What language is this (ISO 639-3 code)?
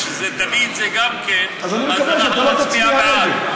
heb